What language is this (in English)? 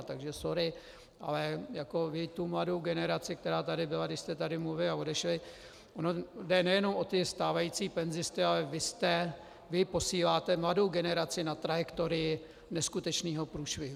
Czech